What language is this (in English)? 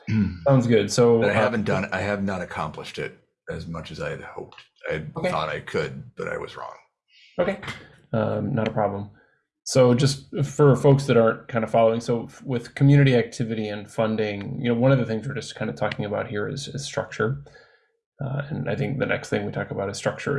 English